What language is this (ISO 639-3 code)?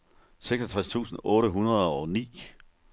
dan